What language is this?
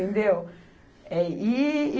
Portuguese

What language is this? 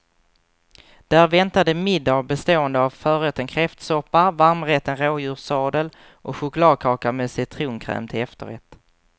Swedish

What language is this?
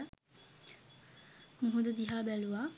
Sinhala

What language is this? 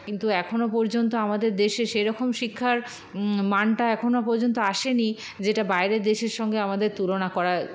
Bangla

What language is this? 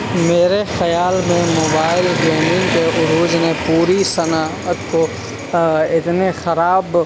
Urdu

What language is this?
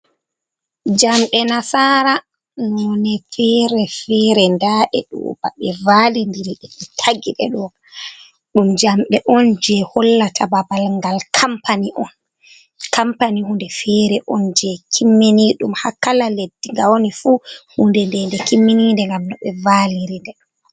Fula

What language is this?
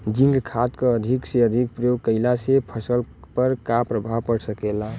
Bhojpuri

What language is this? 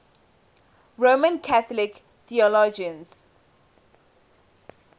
English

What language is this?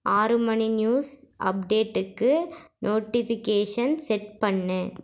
Tamil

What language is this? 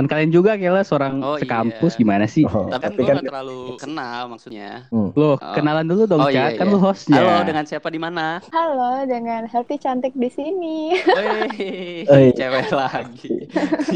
Indonesian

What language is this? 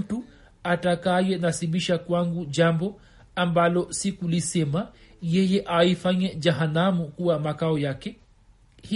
Swahili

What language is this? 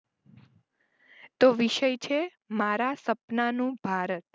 Gujarati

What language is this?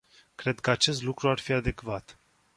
Romanian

